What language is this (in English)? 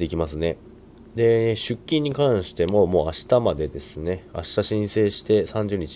Japanese